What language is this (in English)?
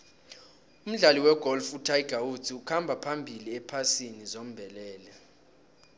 South Ndebele